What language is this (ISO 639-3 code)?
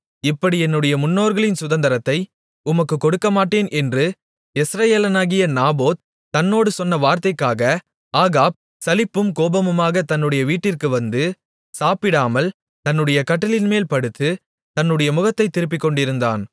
tam